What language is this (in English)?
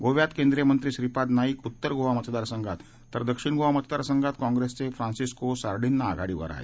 Marathi